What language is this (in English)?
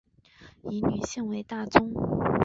Chinese